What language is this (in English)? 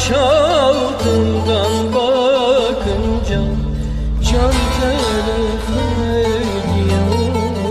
Turkish